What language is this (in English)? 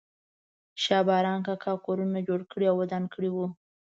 Pashto